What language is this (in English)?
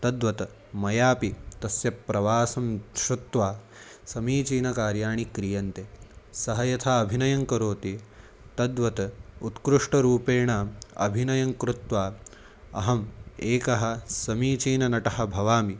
Sanskrit